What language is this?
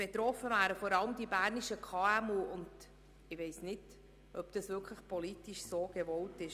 Swiss German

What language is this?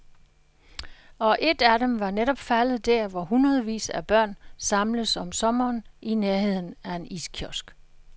Danish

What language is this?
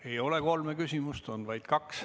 Estonian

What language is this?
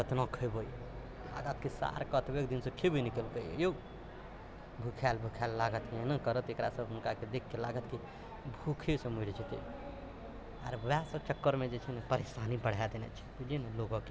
Maithili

